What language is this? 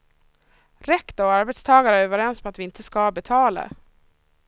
Swedish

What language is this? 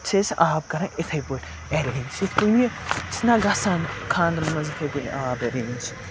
Kashmiri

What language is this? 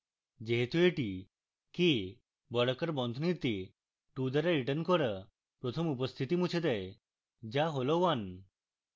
Bangla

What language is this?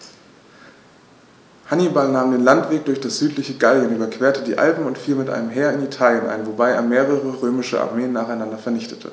German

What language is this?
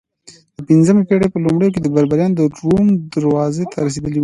Pashto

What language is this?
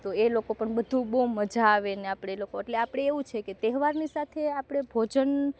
Gujarati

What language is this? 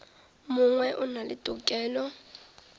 Northern Sotho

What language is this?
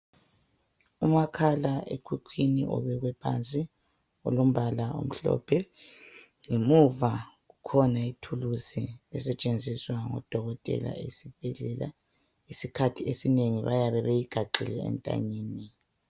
North Ndebele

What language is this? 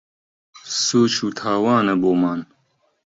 Central Kurdish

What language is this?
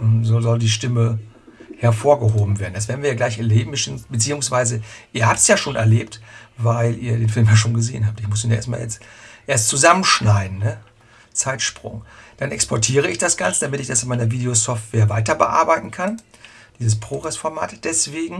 German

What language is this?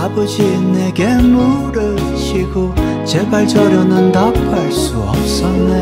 Korean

